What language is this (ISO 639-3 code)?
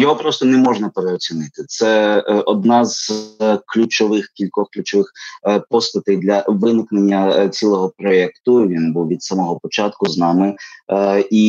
ukr